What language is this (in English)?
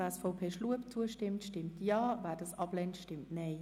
Swiss German